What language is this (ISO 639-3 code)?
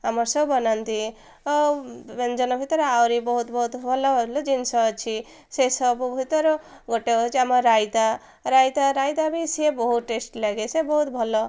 ori